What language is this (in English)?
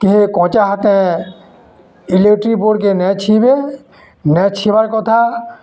Odia